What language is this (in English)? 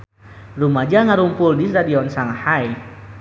Sundanese